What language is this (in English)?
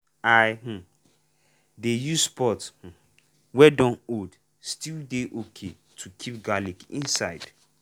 Nigerian Pidgin